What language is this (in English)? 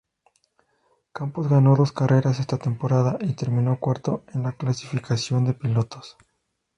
Spanish